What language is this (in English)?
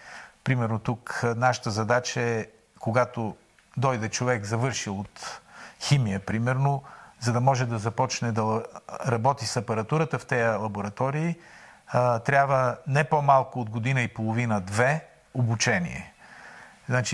Bulgarian